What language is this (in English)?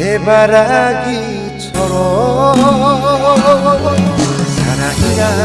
Korean